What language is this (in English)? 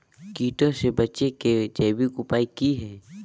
Magahi